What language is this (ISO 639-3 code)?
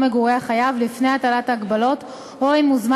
heb